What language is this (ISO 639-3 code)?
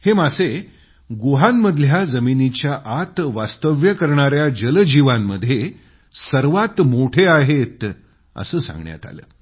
mar